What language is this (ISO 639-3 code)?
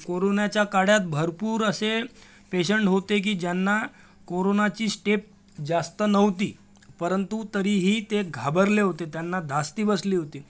mar